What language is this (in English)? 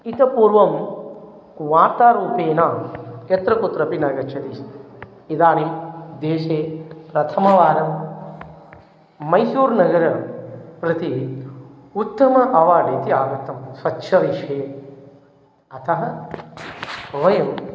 Sanskrit